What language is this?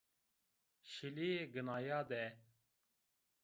Zaza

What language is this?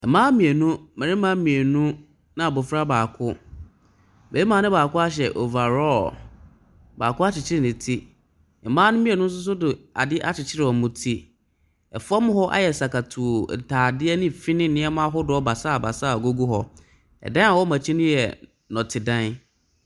Akan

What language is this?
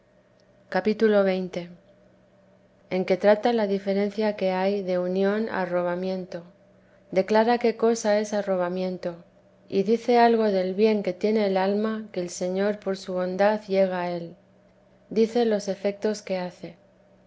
Spanish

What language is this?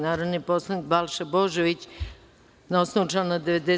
Serbian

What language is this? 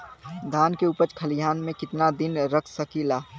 Bhojpuri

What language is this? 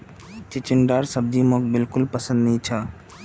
Magahi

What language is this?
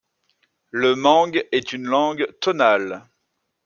French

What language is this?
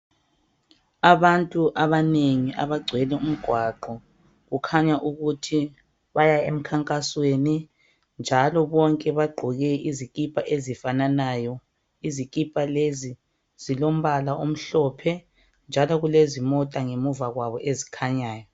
North Ndebele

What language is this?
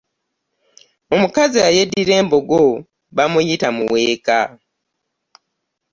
Ganda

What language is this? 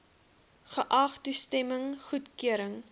Afrikaans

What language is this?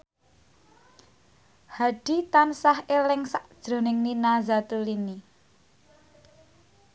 Javanese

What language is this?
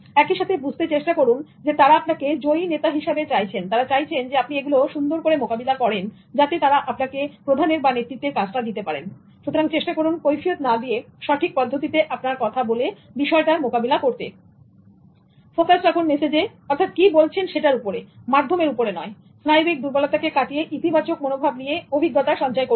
Bangla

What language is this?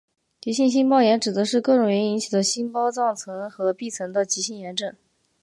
Chinese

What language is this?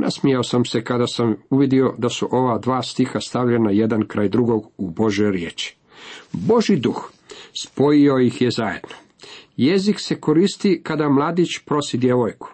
Croatian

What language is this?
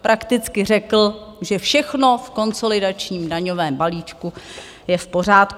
Czech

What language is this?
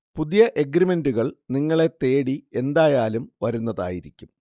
Malayalam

